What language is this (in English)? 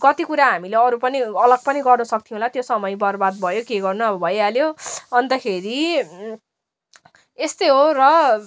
Nepali